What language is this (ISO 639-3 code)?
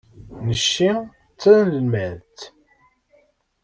kab